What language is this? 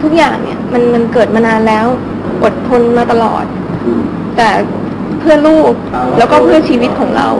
Thai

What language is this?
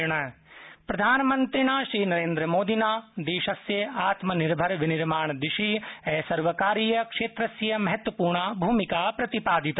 Sanskrit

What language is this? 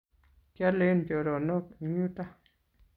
Kalenjin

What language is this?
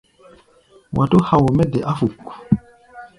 Gbaya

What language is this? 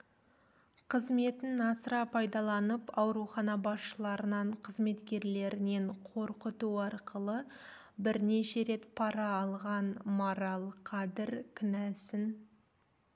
Kazakh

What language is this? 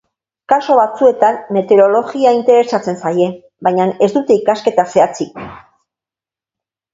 Basque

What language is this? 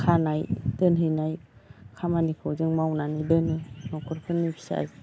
Bodo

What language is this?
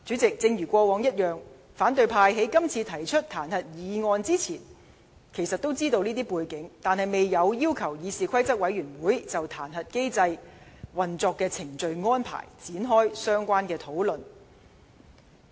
Cantonese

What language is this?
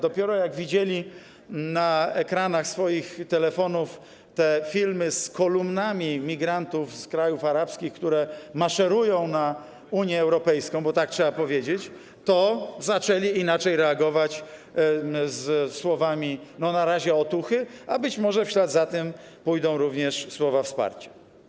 Polish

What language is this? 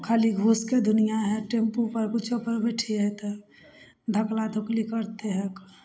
Maithili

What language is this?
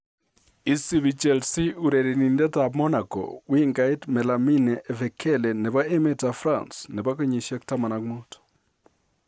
Kalenjin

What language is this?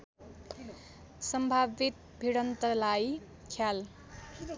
Nepali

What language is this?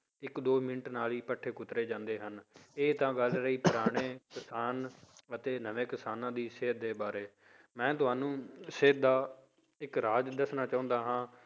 Punjabi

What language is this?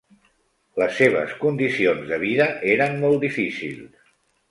Catalan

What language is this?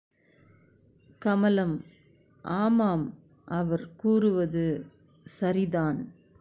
Tamil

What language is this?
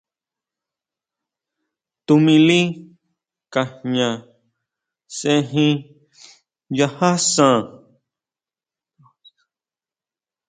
Huautla Mazatec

